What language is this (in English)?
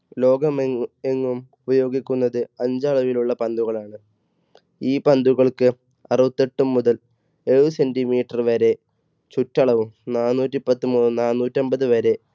Malayalam